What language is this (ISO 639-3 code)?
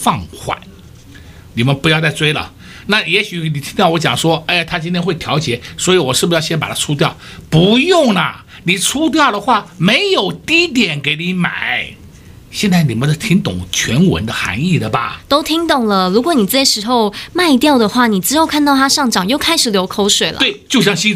zho